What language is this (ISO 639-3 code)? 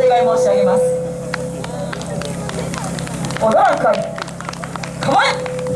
jpn